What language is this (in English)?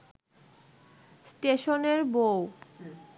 Bangla